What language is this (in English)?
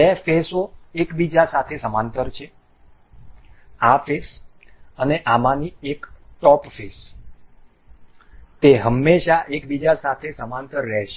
Gujarati